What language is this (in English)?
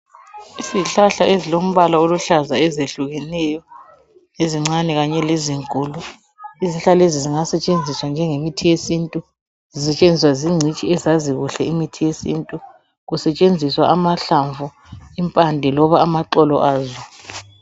North Ndebele